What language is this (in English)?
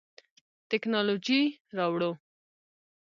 Pashto